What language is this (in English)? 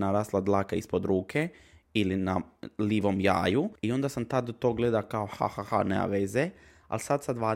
Croatian